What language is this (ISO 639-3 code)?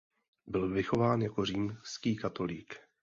ces